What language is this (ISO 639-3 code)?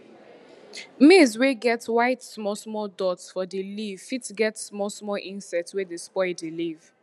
pcm